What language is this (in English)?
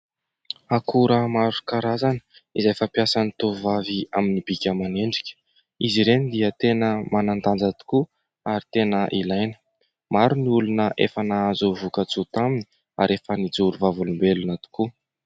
Malagasy